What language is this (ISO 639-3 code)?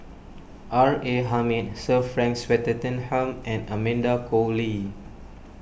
eng